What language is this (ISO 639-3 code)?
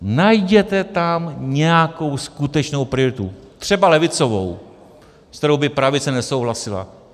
ces